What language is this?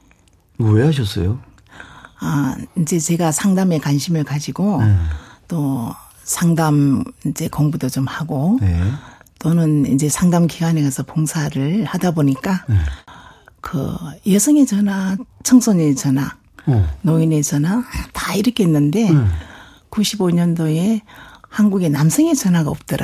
Korean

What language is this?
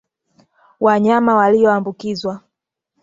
Swahili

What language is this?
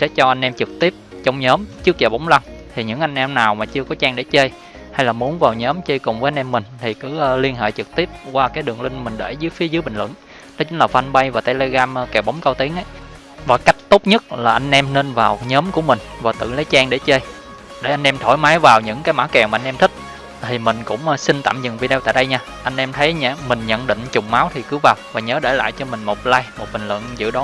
Vietnamese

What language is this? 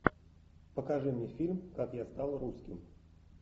Russian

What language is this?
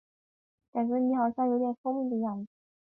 Chinese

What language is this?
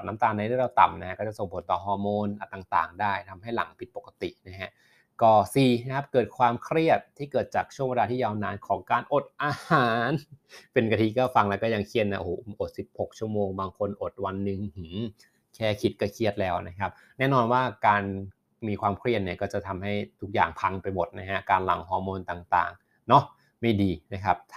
Thai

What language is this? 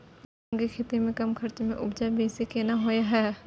Maithili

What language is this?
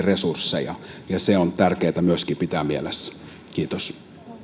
Finnish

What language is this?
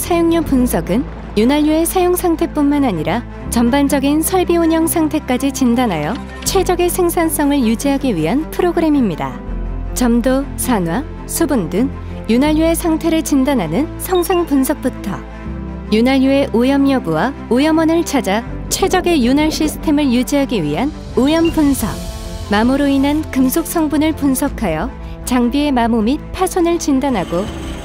Korean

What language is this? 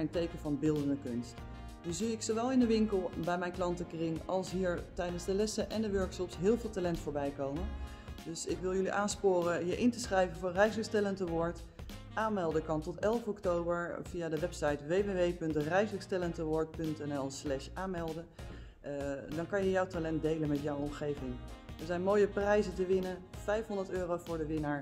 Dutch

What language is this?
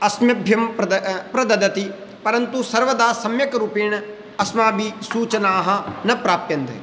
Sanskrit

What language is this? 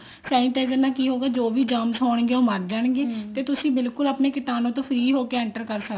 Punjabi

